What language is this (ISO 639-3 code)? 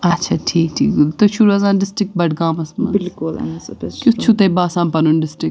kas